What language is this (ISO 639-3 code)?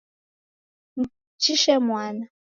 dav